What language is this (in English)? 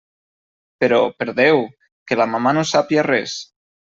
Catalan